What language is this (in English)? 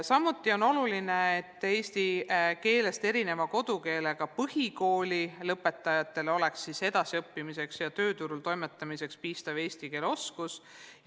Estonian